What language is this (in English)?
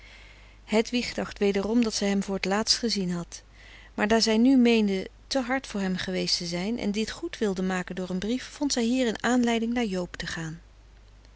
Dutch